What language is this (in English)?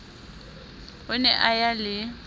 Southern Sotho